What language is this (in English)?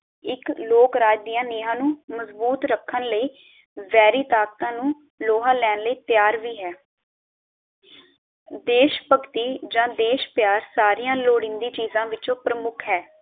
Punjabi